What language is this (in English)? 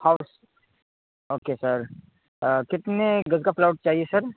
Urdu